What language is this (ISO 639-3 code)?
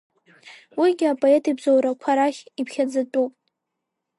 abk